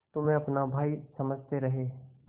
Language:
Hindi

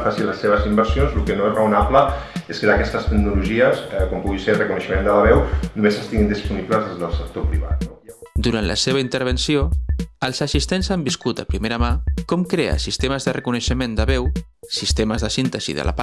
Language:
Catalan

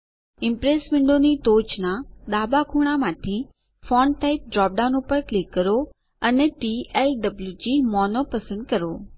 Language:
Gujarati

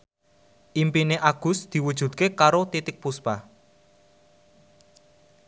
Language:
Javanese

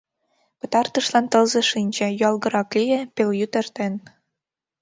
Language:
Mari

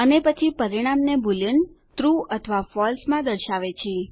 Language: Gujarati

